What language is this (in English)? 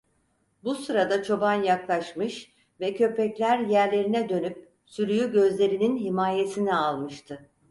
Turkish